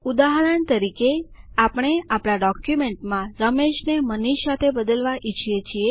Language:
Gujarati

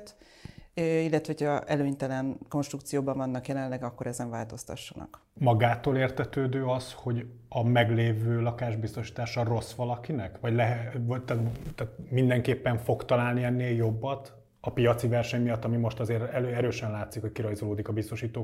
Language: Hungarian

